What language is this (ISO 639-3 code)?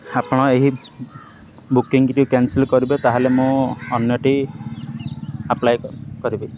ori